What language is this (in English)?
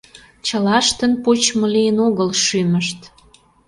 Mari